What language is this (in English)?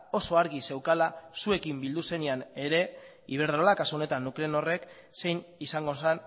Basque